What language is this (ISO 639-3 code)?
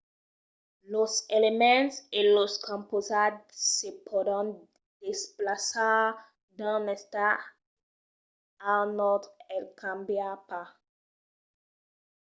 oci